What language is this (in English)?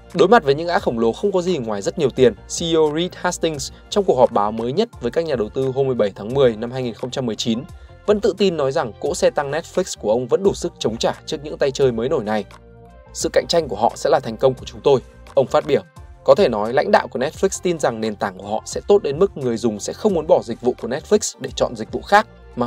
Vietnamese